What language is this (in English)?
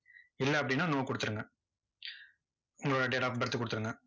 Tamil